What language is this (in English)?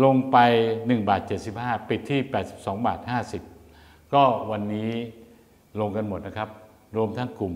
Thai